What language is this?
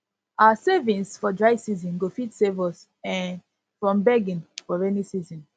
Nigerian Pidgin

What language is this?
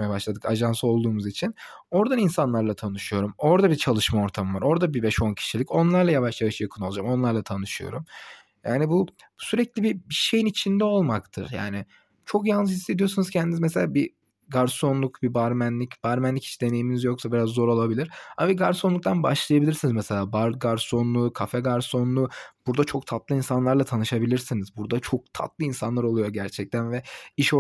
Turkish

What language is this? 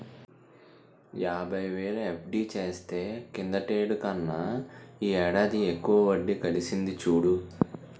Telugu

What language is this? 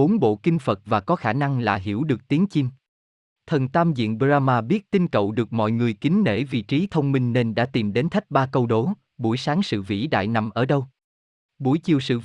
Vietnamese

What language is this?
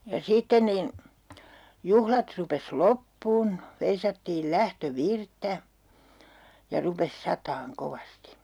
Finnish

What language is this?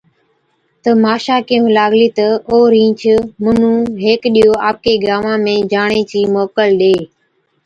Od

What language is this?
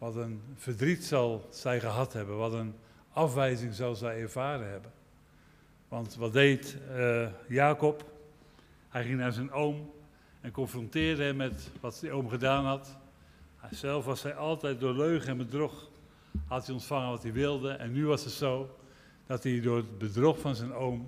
Dutch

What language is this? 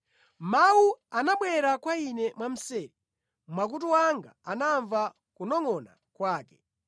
Nyanja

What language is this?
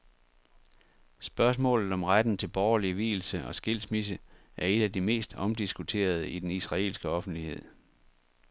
Danish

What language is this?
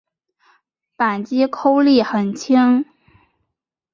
Chinese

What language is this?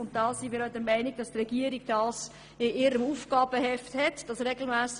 Swiss German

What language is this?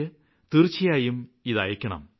Malayalam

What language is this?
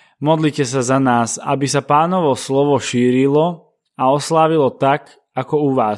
Slovak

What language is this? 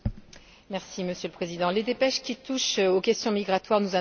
French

